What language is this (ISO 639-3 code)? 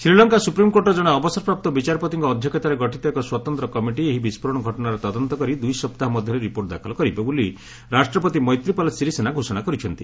ori